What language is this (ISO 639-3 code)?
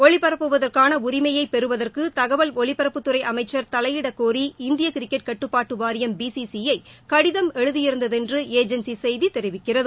tam